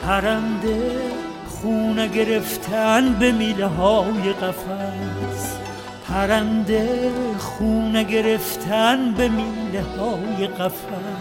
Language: Persian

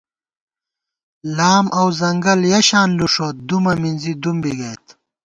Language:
Gawar-Bati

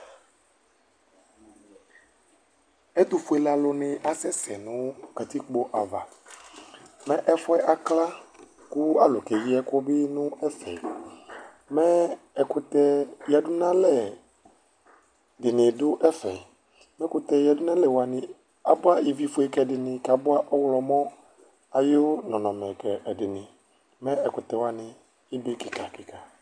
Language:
Ikposo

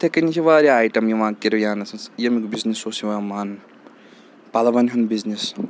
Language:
Kashmiri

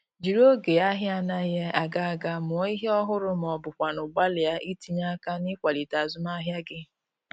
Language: Igbo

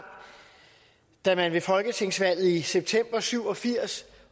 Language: Danish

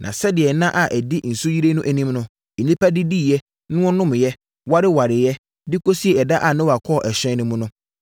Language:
Akan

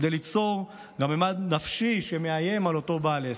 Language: Hebrew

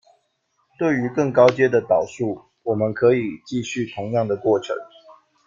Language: Chinese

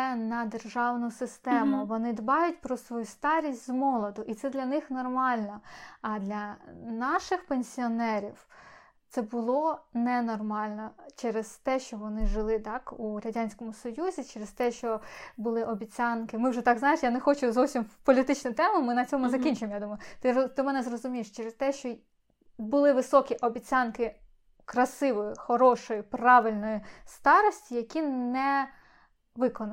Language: Ukrainian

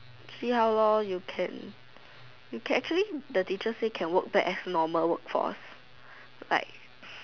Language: English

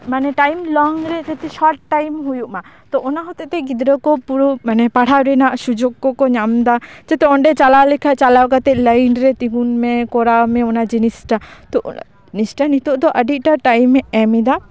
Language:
Santali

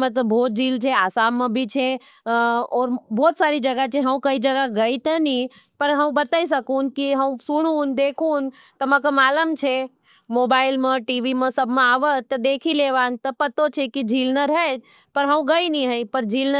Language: Nimadi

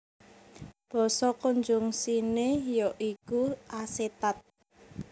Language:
Javanese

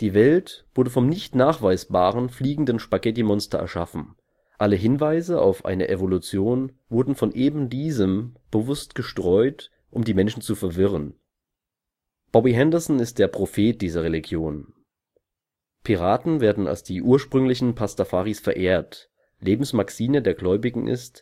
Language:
German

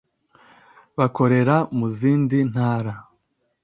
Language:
Kinyarwanda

